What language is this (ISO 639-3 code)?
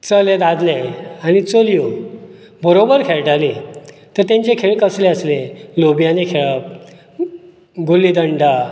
kok